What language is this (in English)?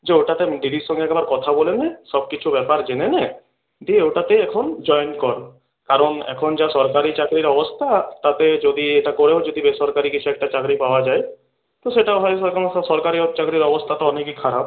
Bangla